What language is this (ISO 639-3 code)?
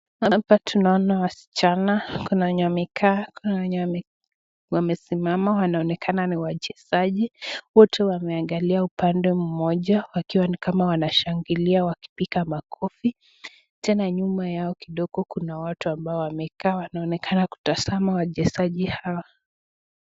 swa